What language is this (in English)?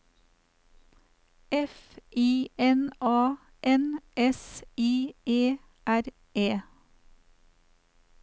Norwegian